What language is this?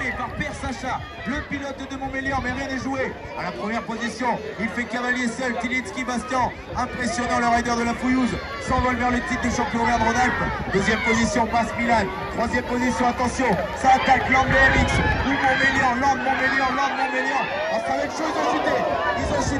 French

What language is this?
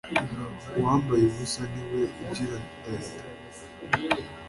Kinyarwanda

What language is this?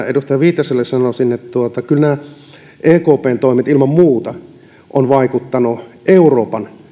Finnish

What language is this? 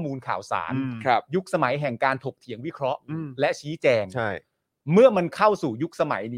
Thai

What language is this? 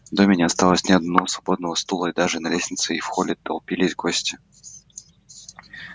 Russian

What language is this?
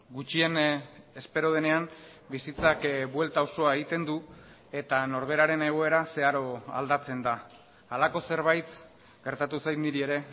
Basque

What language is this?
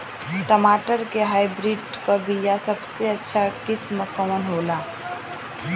Bhojpuri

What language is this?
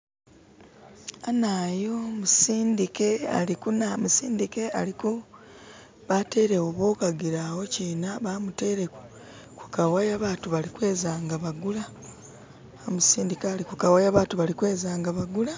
Masaaba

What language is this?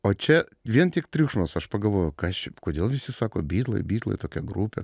Lithuanian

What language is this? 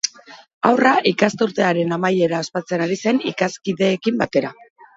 Basque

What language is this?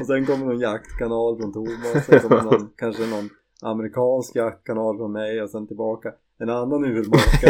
Swedish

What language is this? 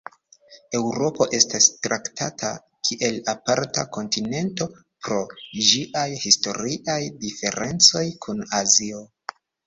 Esperanto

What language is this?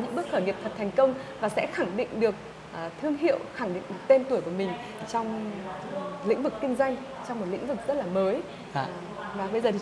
Vietnamese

